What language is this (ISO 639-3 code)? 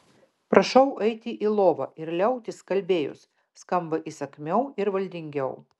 lit